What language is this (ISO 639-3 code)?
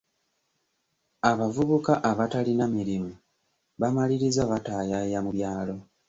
lug